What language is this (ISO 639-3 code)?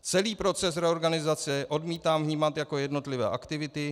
ces